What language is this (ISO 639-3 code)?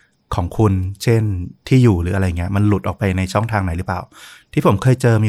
tha